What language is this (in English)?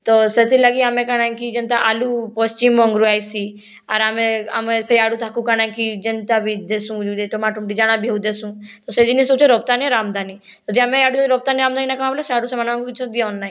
Odia